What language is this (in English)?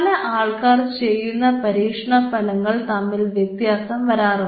Malayalam